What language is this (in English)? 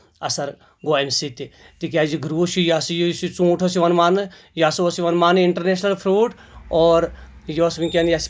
Kashmiri